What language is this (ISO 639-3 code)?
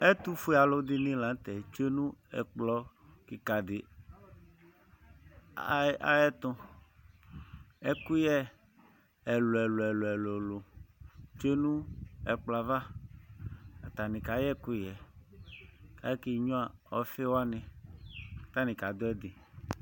kpo